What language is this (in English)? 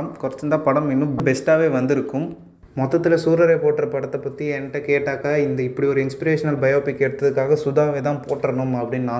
Tamil